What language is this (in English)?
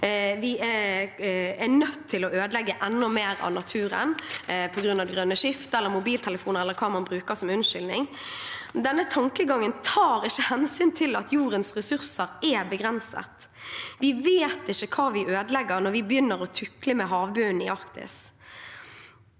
Norwegian